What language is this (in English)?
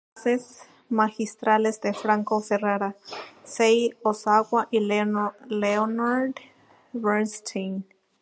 Spanish